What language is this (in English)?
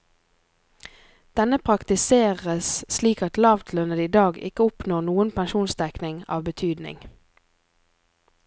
Norwegian